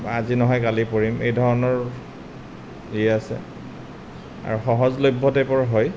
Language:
Assamese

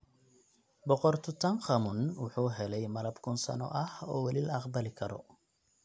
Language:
Somali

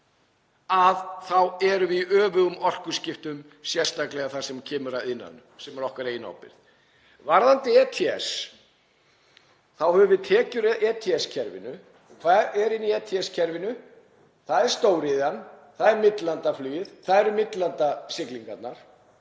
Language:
Icelandic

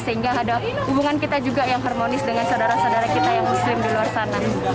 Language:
Indonesian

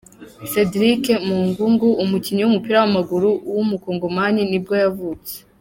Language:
Kinyarwanda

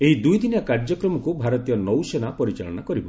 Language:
Odia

